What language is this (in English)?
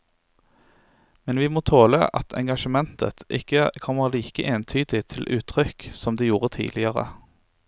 Norwegian